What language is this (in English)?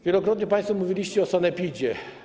Polish